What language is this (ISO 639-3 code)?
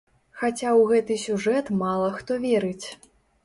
bel